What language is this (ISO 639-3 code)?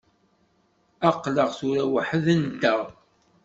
kab